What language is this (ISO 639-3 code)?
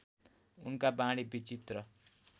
nep